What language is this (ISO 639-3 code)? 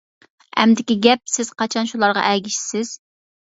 uig